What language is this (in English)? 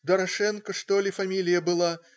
Russian